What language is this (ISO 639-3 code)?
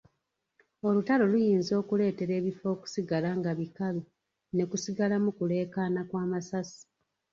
lug